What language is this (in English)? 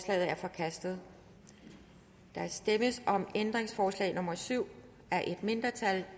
Danish